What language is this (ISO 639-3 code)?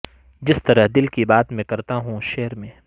urd